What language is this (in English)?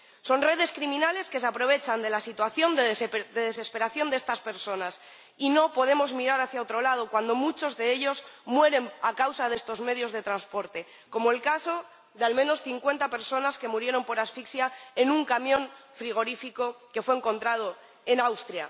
Spanish